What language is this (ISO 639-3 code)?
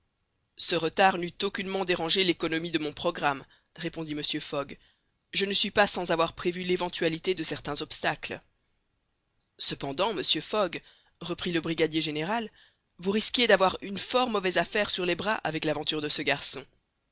fra